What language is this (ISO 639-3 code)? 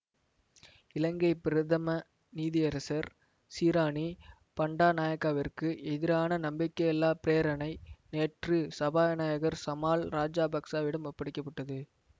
tam